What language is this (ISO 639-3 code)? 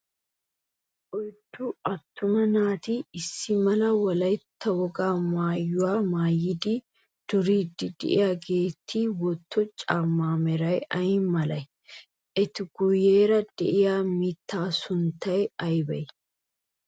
wal